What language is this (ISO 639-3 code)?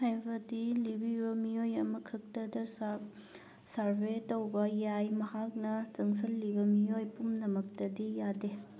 mni